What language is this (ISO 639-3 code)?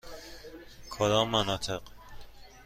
fas